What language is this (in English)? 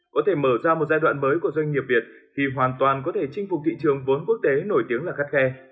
Vietnamese